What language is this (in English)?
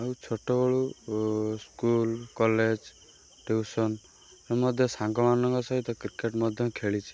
Odia